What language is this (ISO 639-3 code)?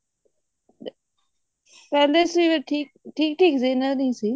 pan